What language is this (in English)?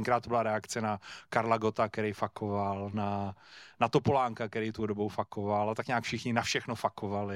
Czech